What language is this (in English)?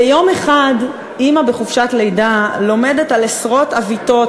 Hebrew